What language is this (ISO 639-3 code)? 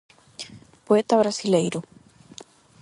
glg